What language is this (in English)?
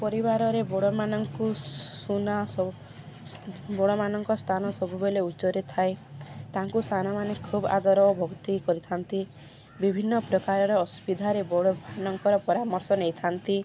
Odia